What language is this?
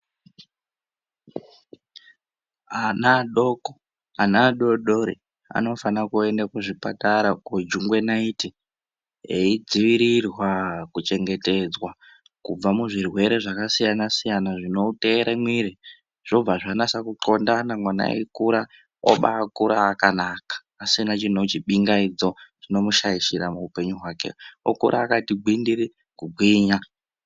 Ndau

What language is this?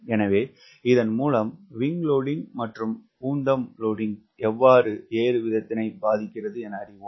Tamil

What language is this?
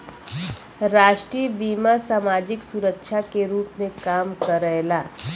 Bhojpuri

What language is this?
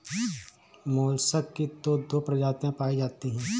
Hindi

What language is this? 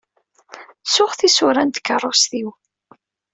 Kabyle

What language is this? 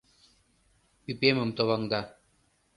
Mari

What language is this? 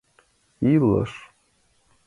Mari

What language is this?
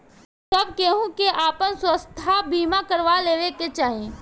Bhojpuri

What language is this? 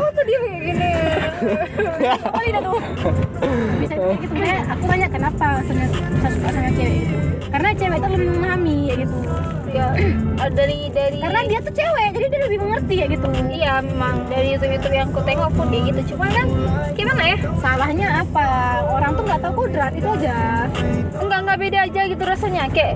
Indonesian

